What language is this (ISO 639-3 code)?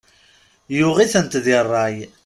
kab